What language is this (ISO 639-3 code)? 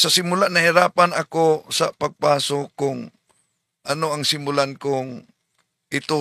fil